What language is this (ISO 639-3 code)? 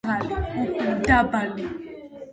kat